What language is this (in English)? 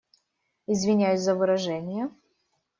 Russian